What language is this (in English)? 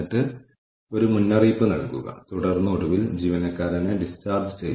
Malayalam